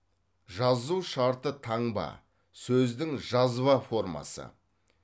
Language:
Kazakh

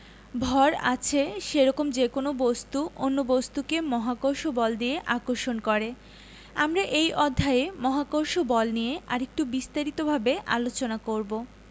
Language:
Bangla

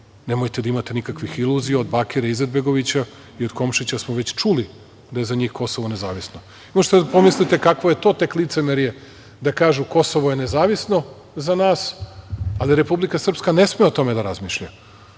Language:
Serbian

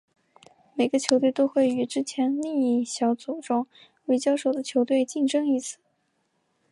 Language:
Chinese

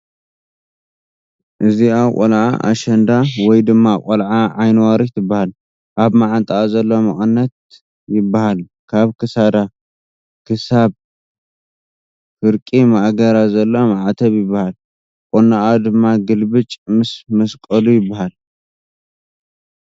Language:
Tigrinya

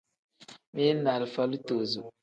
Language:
Tem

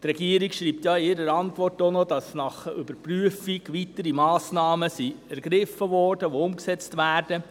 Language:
Swiss German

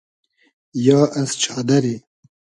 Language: Hazaragi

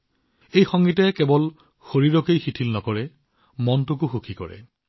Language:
Assamese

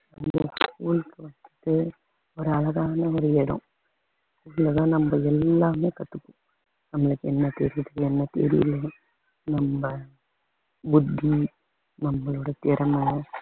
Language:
Tamil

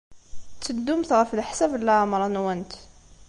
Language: Kabyle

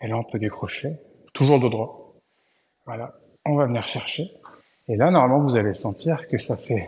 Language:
French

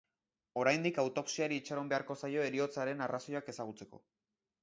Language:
Basque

